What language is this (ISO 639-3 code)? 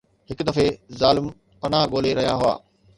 snd